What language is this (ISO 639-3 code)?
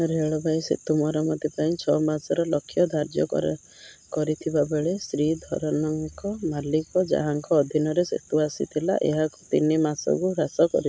ori